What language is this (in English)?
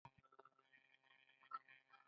Pashto